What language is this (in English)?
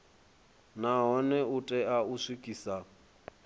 Venda